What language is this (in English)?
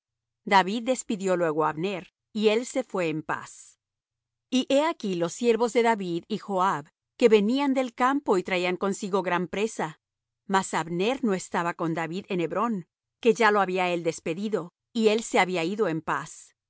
Spanish